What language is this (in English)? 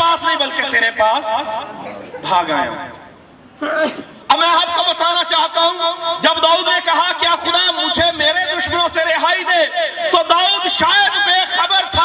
Urdu